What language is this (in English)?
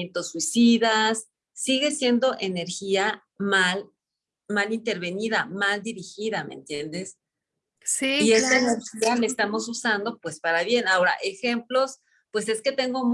Spanish